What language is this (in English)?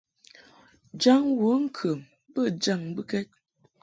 Mungaka